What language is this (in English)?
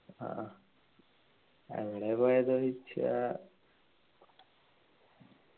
Malayalam